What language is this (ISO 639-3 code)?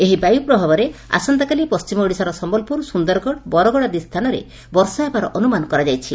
ori